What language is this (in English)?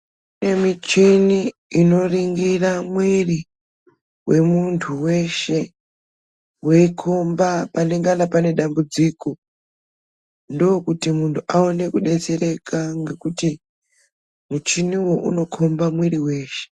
Ndau